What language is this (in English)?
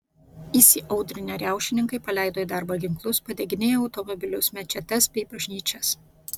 Lithuanian